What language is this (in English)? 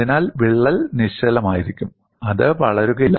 Malayalam